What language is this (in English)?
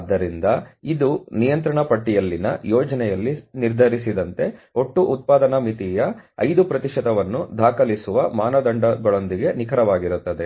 Kannada